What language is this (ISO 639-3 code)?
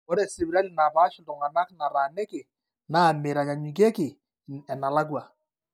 mas